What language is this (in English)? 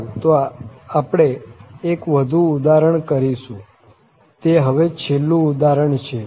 Gujarati